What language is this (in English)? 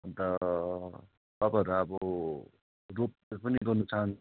Nepali